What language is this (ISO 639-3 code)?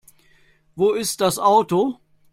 deu